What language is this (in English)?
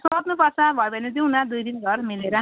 Nepali